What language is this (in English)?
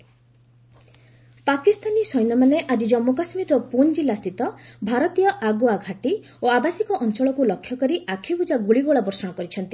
Odia